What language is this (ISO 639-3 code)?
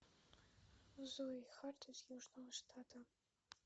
rus